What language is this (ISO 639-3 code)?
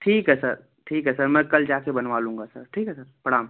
hin